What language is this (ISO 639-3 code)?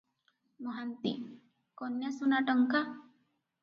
ori